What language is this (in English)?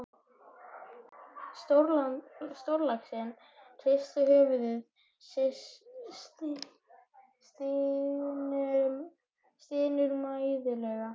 Icelandic